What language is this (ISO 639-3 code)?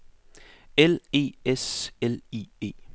dan